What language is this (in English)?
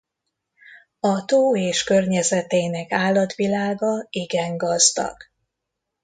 Hungarian